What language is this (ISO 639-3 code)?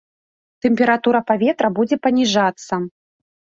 bel